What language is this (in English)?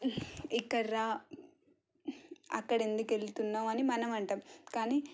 Telugu